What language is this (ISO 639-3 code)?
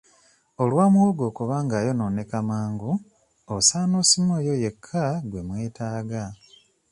lug